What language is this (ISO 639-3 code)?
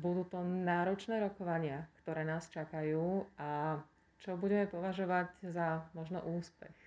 slk